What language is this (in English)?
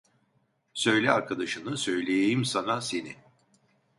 Turkish